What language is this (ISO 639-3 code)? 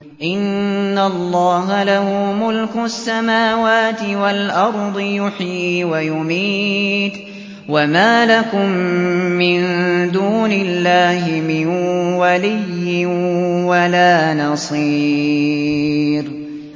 ara